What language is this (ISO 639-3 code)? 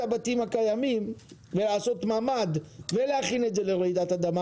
heb